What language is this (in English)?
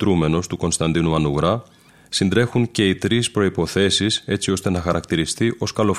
Greek